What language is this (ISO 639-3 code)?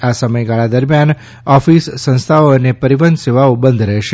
guj